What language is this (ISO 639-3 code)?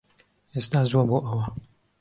ckb